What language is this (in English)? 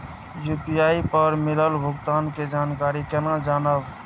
Maithili